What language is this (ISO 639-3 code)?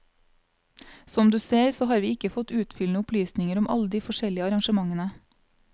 nor